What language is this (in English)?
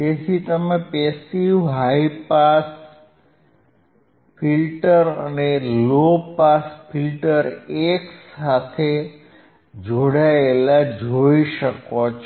Gujarati